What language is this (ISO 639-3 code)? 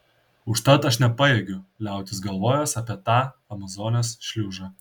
lit